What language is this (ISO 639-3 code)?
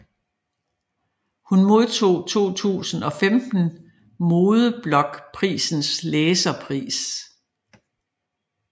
dan